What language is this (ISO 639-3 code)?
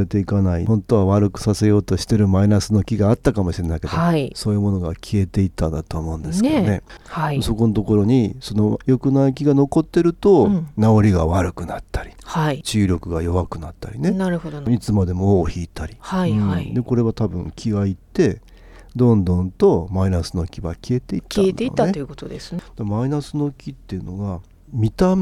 jpn